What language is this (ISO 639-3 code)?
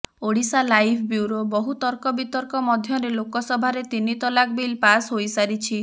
ori